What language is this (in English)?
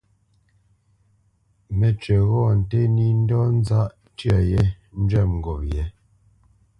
Bamenyam